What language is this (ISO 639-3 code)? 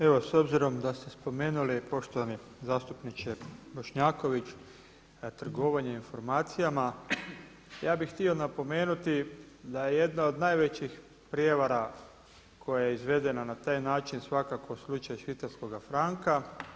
hrv